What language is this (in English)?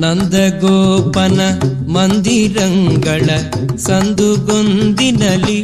Kannada